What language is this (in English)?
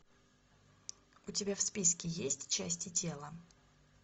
Russian